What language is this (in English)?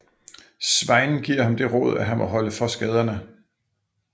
Danish